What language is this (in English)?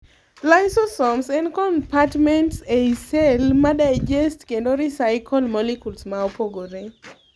Luo (Kenya and Tanzania)